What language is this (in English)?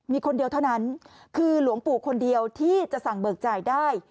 Thai